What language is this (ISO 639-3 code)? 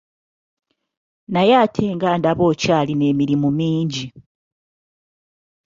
lug